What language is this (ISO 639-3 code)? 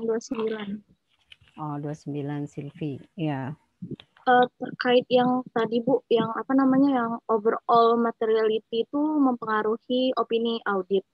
ind